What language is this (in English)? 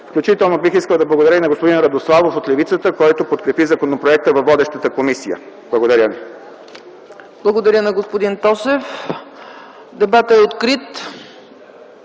Bulgarian